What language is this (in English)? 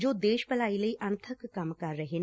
Punjabi